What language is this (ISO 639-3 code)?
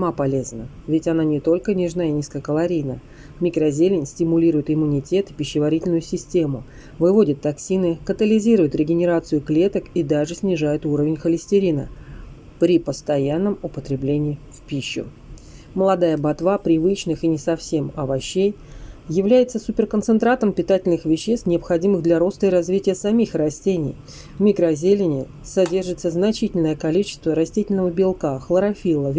rus